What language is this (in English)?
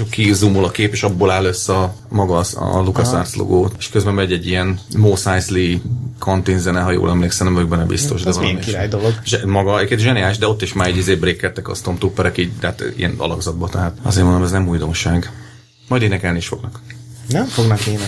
Hungarian